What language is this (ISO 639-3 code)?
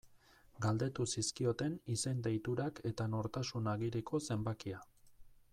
eus